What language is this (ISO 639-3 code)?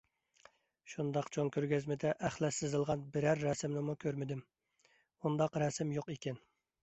uig